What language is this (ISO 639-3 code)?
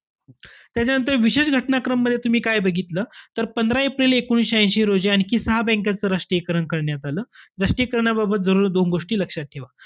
mar